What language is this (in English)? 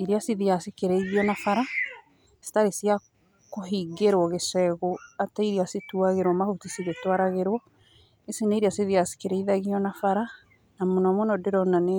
Kikuyu